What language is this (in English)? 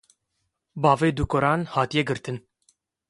Kurdish